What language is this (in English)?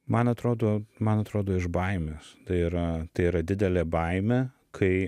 Lithuanian